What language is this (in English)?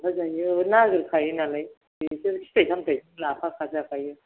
Bodo